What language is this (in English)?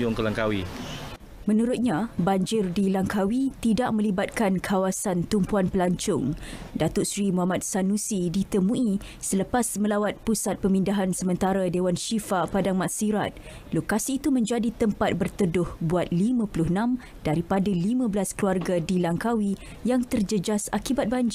Malay